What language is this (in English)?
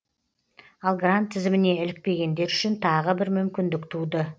Kazakh